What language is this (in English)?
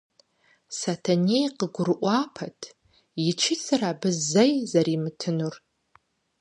Kabardian